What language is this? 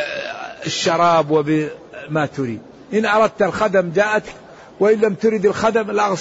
Arabic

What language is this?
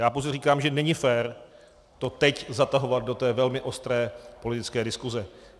Czech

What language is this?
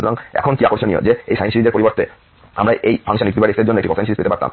Bangla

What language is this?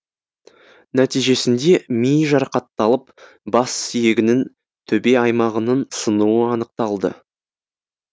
Kazakh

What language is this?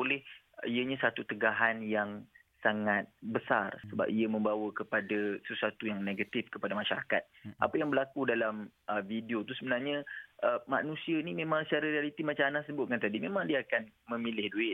Malay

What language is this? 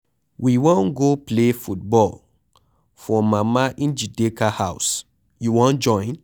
Nigerian Pidgin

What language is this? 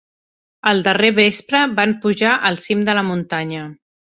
Catalan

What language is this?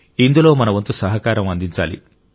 Telugu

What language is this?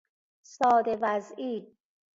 Persian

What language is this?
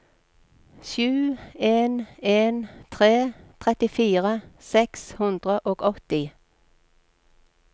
Norwegian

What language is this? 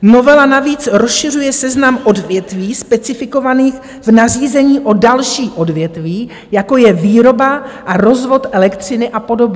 Czech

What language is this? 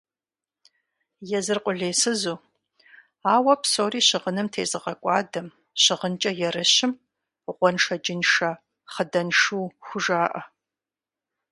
Kabardian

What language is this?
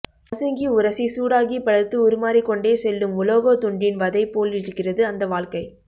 Tamil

